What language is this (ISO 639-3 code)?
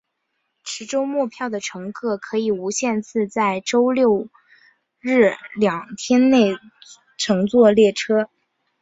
zho